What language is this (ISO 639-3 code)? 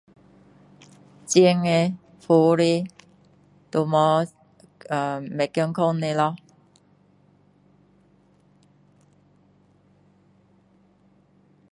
cdo